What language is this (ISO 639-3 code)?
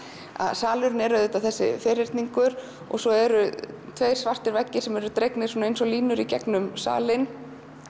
isl